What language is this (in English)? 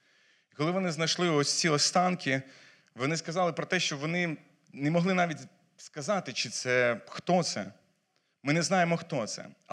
Ukrainian